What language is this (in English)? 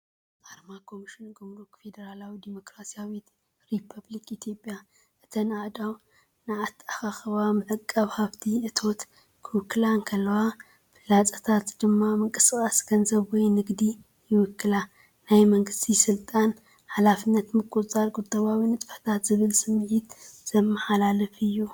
Tigrinya